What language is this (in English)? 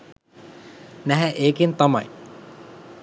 Sinhala